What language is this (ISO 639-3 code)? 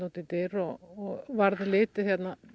isl